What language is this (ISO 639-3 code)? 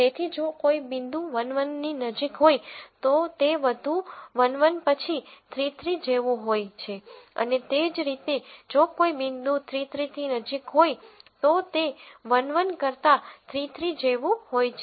guj